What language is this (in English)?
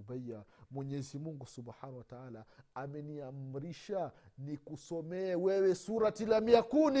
Swahili